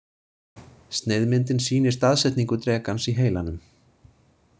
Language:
Icelandic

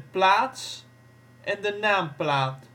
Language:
Dutch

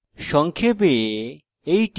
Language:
Bangla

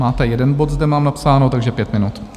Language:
Czech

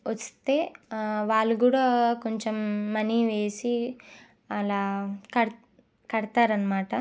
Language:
Telugu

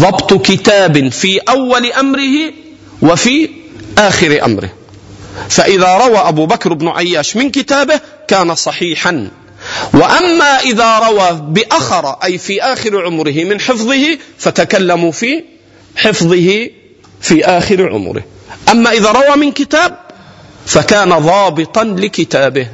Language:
Arabic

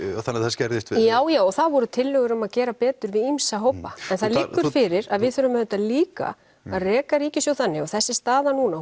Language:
Icelandic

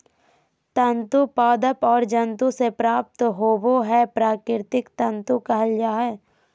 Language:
Magahi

